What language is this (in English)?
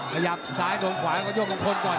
Thai